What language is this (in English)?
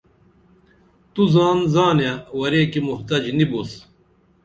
Dameli